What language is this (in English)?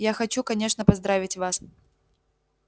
Russian